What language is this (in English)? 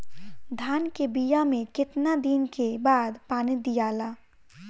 Bhojpuri